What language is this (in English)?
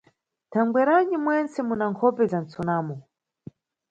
Nyungwe